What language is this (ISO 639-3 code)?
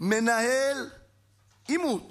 heb